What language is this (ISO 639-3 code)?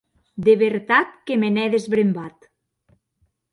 oci